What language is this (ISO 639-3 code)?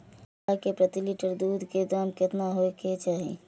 mai